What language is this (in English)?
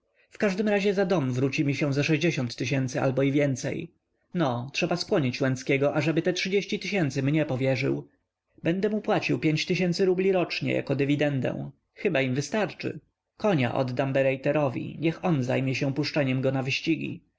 Polish